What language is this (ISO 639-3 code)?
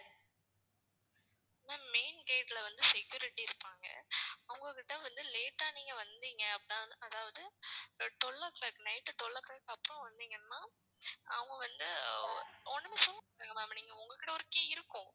tam